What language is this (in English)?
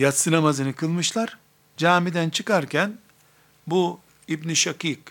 Turkish